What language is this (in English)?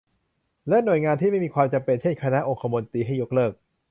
Thai